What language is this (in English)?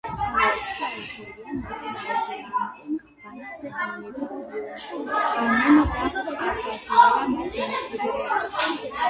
Georgian